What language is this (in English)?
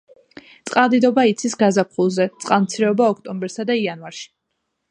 Georgian